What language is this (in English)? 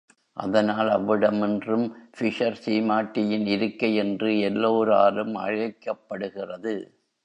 Tamil